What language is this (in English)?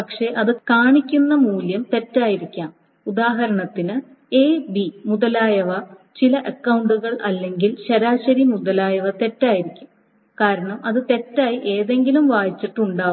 Malayalam